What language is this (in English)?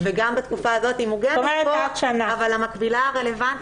Hebrew